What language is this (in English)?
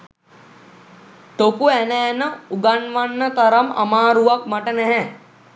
Sinhala